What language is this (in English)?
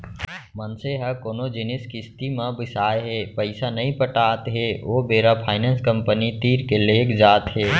Chhattisgarhi